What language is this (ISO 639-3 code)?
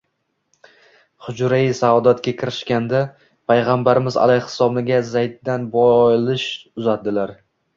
uzb